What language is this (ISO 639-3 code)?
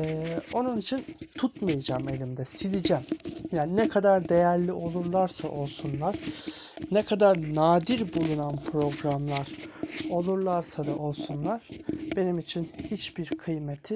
tur